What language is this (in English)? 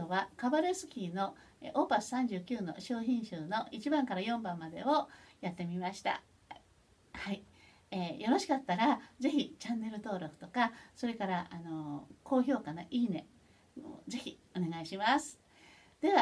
Japanese